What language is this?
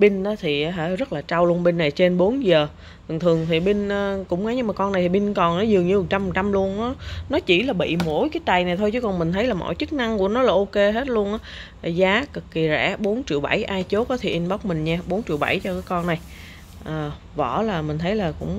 Vietnamese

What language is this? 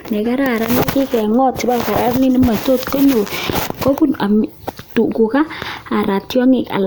Kalenjin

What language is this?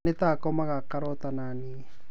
Kikuyu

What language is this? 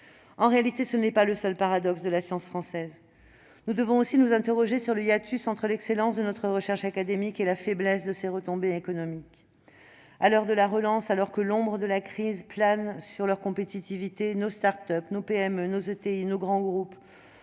French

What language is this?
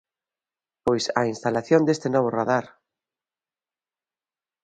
Galician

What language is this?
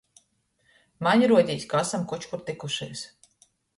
Latgalian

